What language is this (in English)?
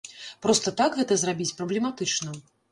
Belarusian